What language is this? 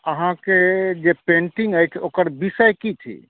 Maithili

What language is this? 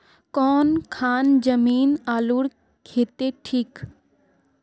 Magahi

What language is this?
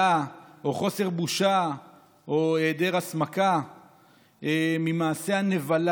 Hebrew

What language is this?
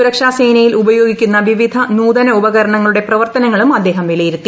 Malayalam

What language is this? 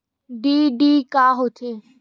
Chhattisgarhi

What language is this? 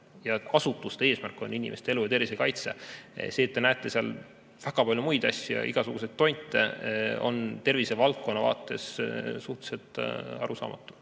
Estonian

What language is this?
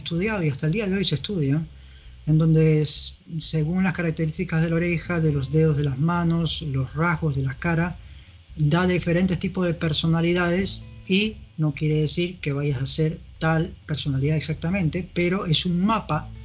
Spanish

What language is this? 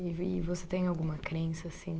Portuguese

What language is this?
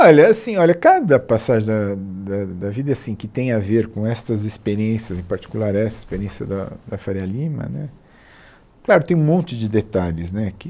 Portuguese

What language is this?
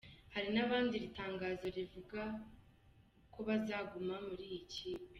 Kinyarwanda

